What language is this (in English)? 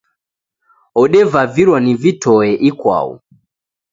Taita